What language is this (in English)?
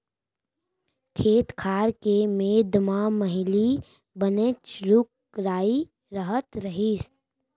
Chhattisgarhi